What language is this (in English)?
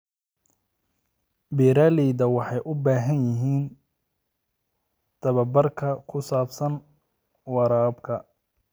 Somali